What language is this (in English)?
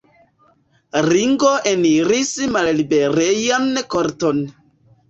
Esperanto